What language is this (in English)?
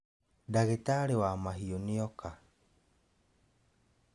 Kikuyu